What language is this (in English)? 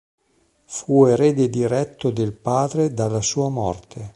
Italian